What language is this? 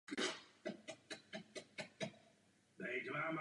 Czech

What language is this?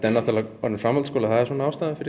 Icelandic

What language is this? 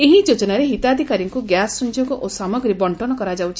Odia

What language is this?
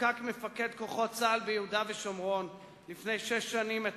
Hebrew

